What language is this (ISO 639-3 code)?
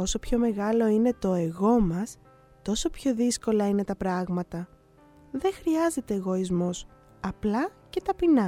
ell